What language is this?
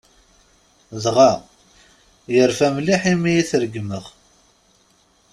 Kabyle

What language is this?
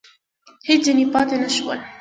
Pashto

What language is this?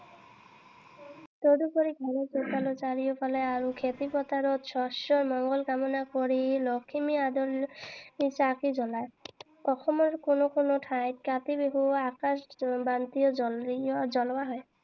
Assamese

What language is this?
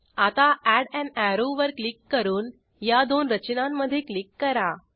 Marathi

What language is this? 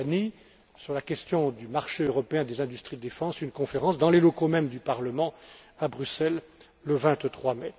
French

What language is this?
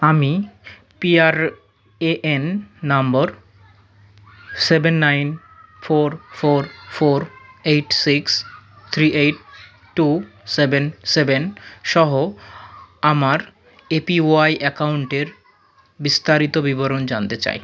Bangla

